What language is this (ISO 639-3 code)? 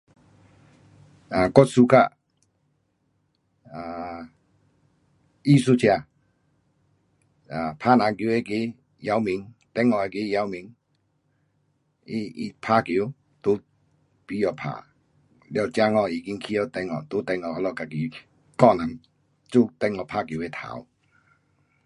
cpx